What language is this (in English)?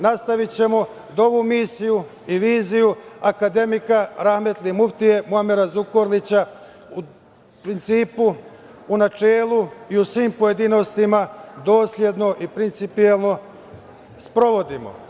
Serbian